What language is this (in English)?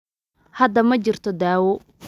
Somali